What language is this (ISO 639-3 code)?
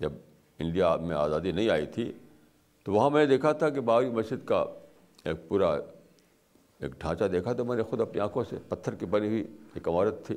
urd